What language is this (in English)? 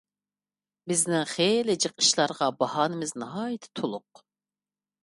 Uyghur